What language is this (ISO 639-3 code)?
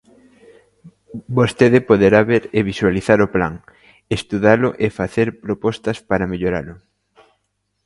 glg